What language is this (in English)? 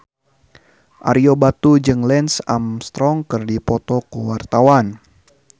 Sundanese